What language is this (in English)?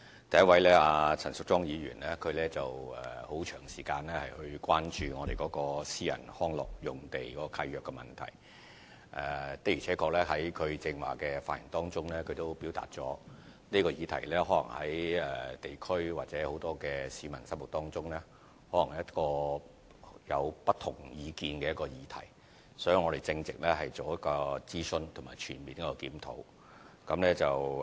Cantonese